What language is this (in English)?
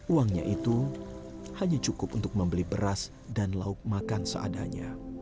Indonesian